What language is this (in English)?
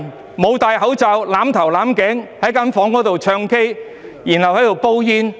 Cantonese